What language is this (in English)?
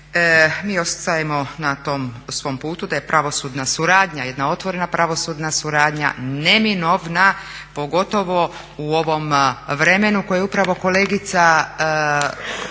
Croatian